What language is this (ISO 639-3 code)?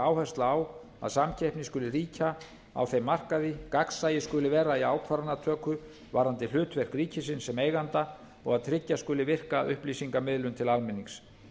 isl